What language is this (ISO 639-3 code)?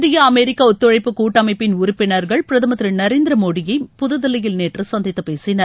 tam